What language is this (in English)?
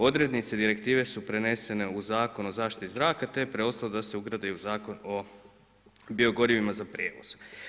Croatian